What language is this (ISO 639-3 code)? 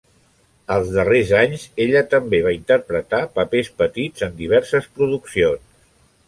cat